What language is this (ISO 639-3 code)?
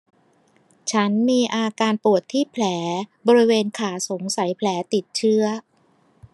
tha